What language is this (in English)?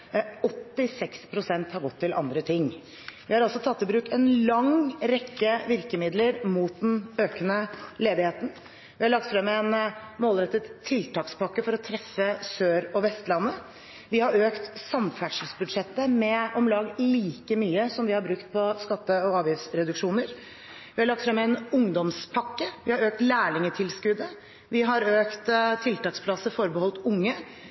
Norwegian Bokmål